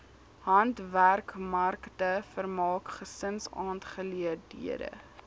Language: Afrikaans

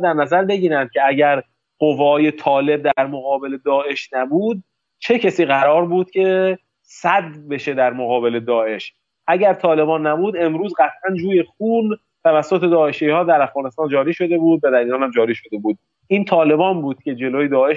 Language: Persian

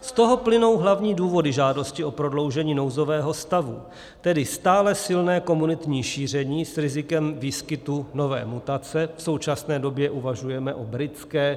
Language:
Czech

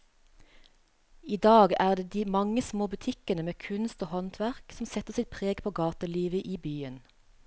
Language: Norwegian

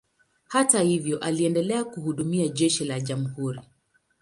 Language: Swahili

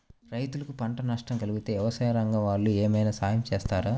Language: Telugu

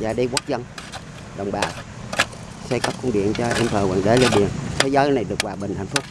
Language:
Vietnamese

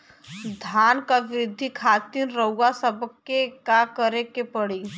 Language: Bhojpuri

